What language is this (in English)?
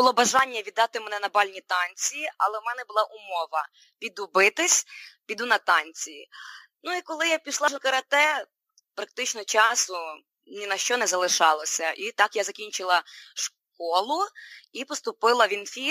Ukrainian